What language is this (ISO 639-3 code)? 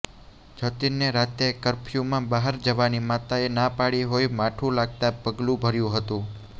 guj